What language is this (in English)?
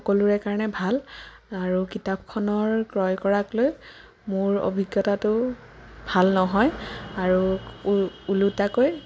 Assamese